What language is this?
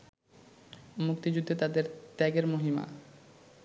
Bangla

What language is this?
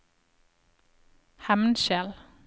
Norwegian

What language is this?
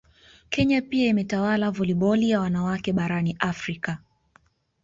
Swahili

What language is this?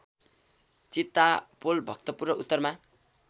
Nepali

